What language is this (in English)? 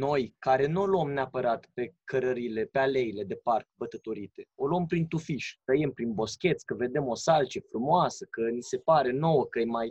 Romanian